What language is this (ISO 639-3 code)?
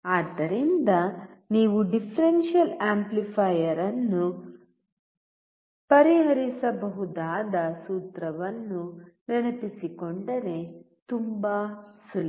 kan